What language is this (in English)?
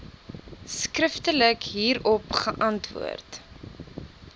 Afrikaans